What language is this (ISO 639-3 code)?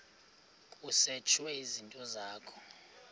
xho